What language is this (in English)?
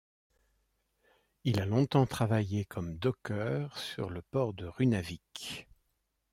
French